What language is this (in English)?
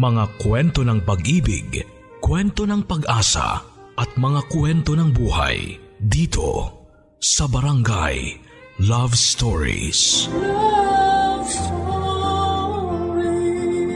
Filipino